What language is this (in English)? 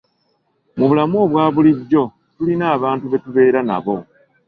Ganda